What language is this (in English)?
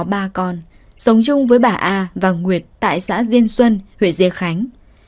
Vietnamese